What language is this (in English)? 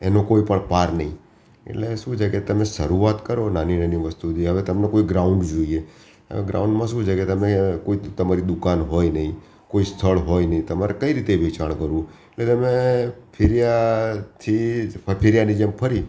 Gujarati